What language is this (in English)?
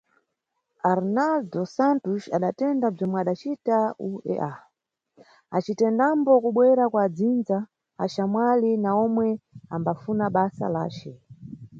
Nyungwe